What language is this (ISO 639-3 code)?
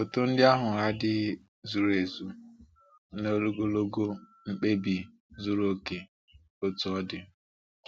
ibo